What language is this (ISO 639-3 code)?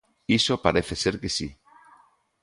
glg